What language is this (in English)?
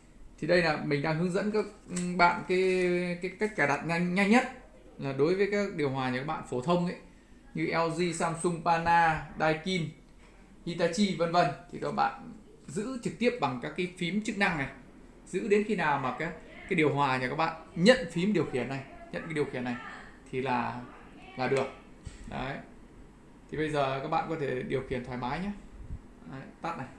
Vietnamese